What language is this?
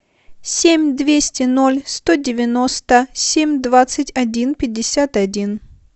Russian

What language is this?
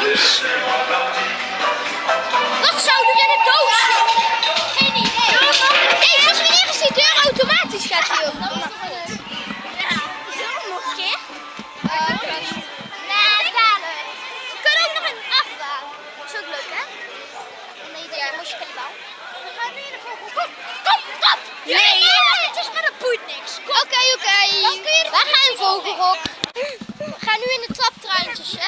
Dutch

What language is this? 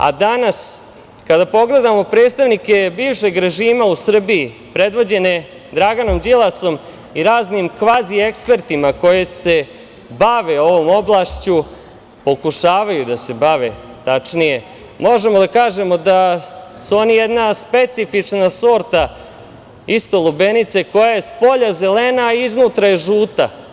Serbian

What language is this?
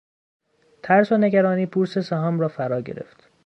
Persian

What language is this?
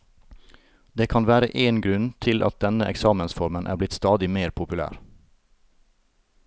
Norwegian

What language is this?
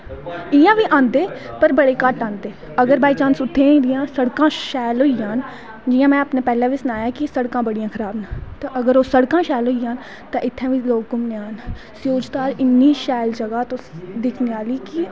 Dogri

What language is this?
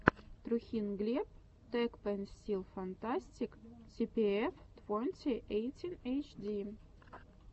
Russian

